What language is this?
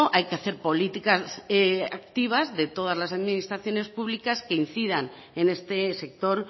Spanish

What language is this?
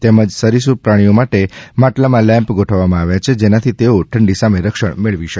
Gujarati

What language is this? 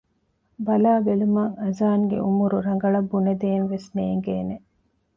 Divehi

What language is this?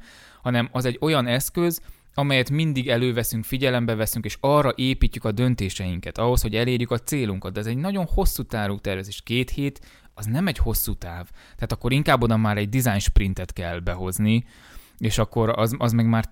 Hungarian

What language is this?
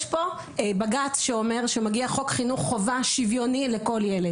Hebrew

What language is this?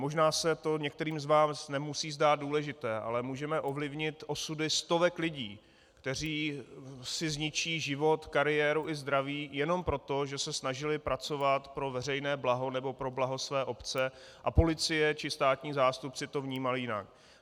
Czech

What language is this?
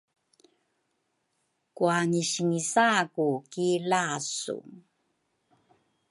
Rukai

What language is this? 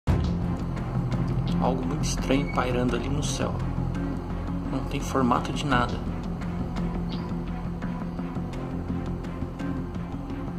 Portuguese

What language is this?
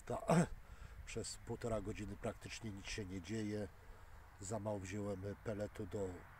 Polish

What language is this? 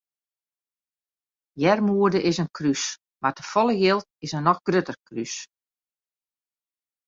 Western Frisian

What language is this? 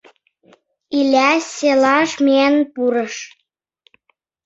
Mari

